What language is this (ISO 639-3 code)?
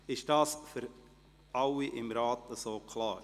gsw